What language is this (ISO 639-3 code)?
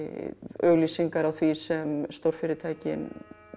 isl